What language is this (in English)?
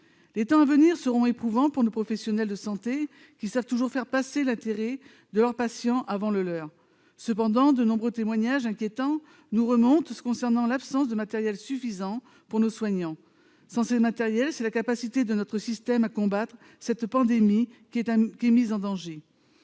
French